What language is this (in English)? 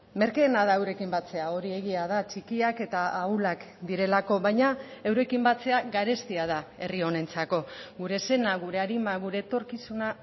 Basque